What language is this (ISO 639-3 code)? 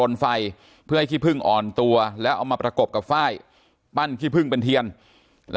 tha